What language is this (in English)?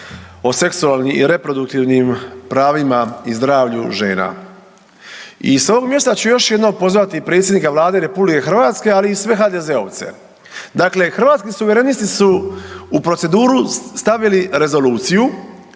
Croatian